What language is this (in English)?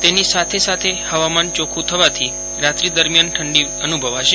Gujarati